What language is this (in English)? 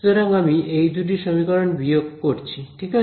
Bangla